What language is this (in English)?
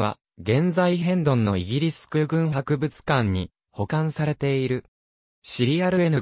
Japanese